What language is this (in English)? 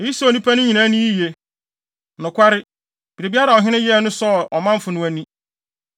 Akan